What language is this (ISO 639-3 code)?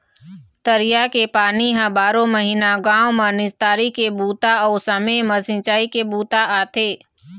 hne